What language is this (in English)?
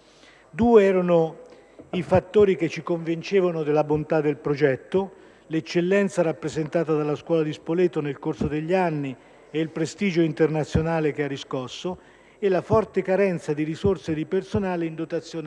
Italian